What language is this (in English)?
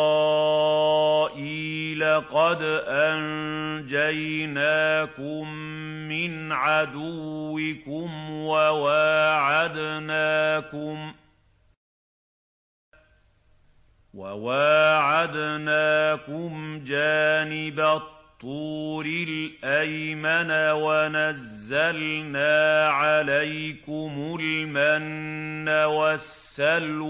Arabic